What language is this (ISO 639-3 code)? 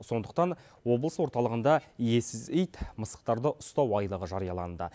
kaz